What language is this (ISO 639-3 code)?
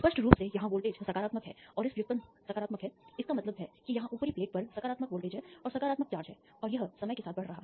hin